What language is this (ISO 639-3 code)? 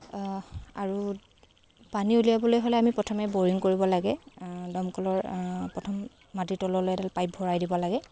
asm